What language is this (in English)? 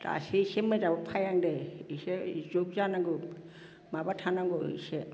Bodo